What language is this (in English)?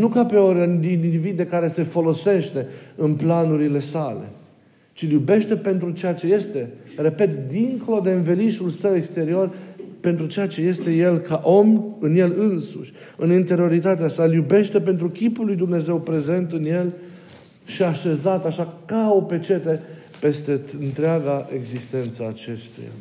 Romanian